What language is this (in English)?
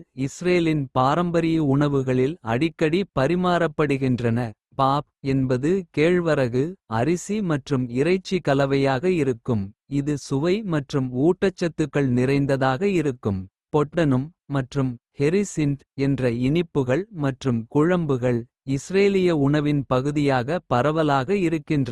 Kota (India)